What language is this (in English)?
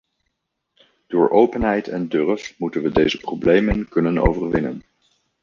Dutch